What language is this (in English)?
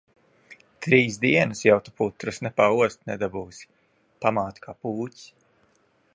Latvian